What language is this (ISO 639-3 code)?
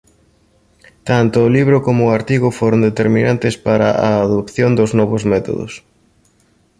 glg